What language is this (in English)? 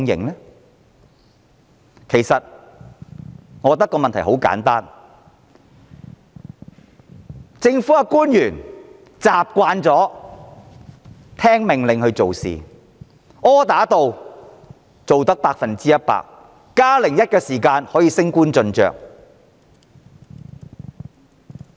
Cantonese